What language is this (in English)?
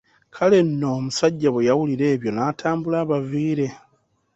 Ganda